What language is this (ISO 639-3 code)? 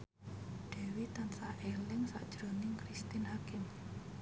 jav